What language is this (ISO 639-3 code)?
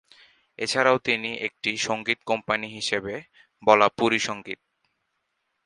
ben